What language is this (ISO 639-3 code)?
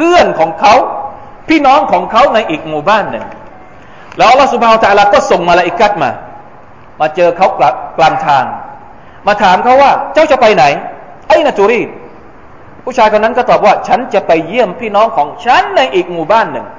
tha